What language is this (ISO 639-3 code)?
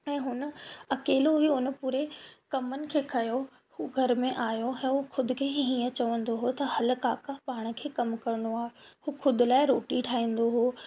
snd